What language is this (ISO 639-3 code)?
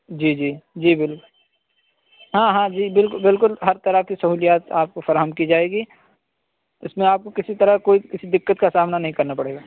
urd